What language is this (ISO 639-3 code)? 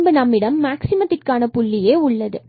tam